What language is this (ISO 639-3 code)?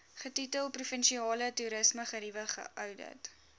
afr